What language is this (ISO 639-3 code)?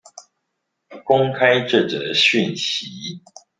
zho